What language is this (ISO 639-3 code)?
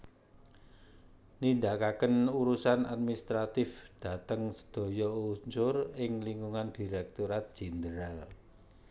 jav